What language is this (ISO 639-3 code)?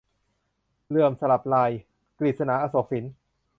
tha